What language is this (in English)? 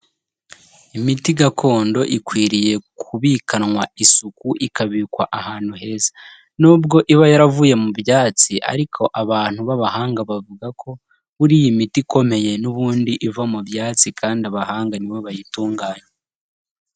Kinyarwanda